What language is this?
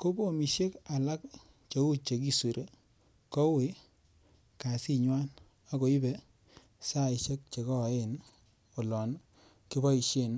Kalenjin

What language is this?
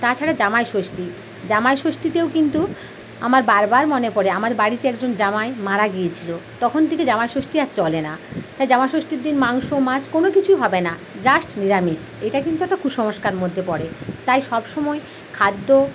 Bangla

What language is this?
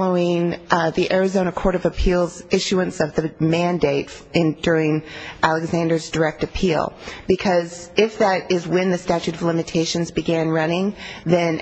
English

